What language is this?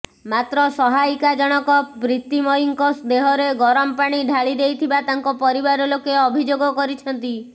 Odia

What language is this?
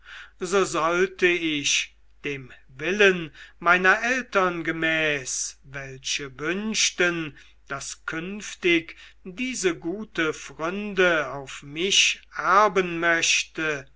German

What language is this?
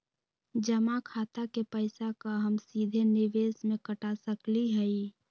Magahi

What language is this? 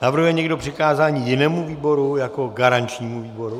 Czech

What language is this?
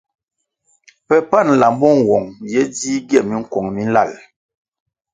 Kwasio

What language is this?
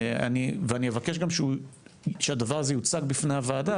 Hebrew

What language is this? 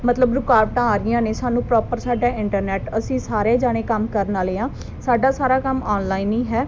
Punjabi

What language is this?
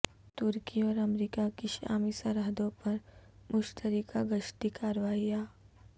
Urdu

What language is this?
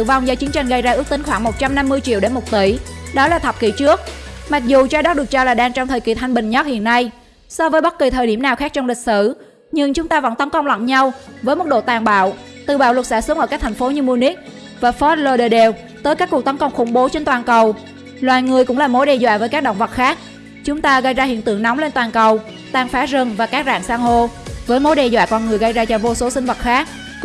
Vietnamese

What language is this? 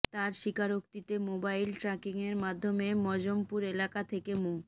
Bangla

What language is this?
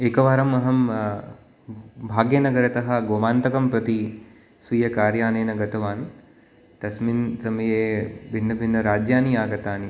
Sanskrit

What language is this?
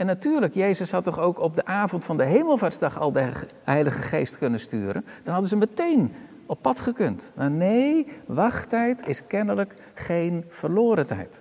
Dutch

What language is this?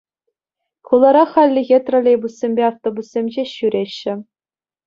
Chuvash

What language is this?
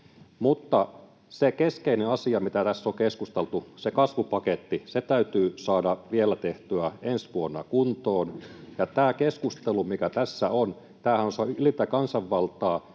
Finnish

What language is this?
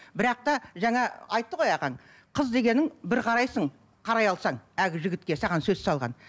Kazakh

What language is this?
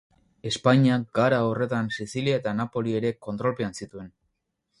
Basque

